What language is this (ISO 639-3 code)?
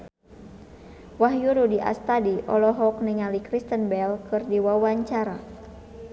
sun